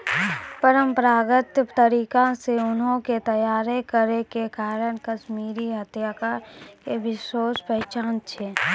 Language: Maithili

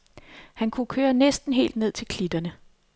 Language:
Danish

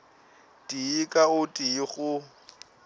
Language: Northern Sotho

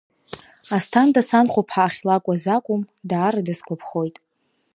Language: Abkhazian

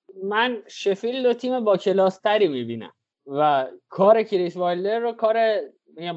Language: Persian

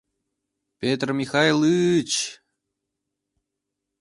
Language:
Mari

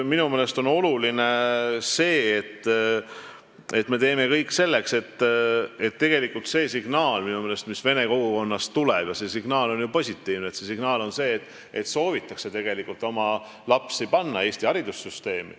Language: Estonian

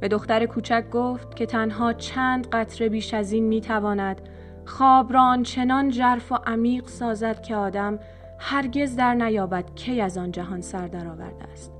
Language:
Persian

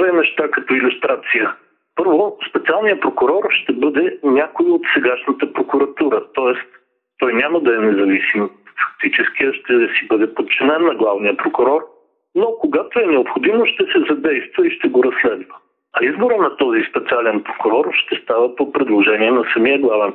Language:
Bulgarian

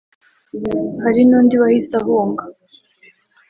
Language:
Kinyarwanda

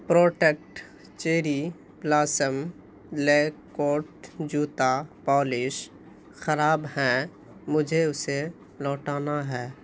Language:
Urdu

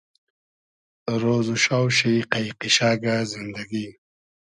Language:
Hazaragi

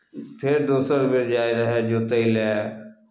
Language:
Maithili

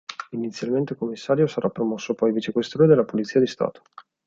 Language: Italian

